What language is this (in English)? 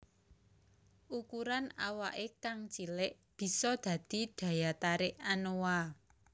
Javanese